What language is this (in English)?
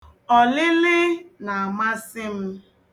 Igbo